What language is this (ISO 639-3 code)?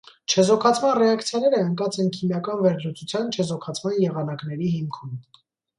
hye